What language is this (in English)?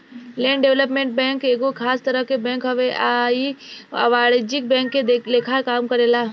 Bhojpuri